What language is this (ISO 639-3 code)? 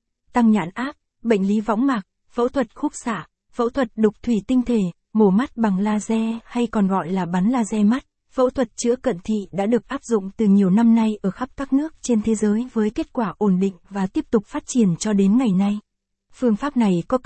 vie